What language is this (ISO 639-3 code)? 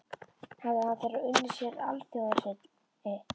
isl